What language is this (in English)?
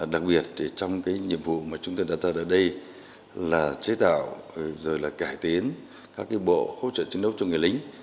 Vietnamese